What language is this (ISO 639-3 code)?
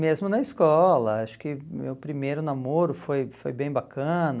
por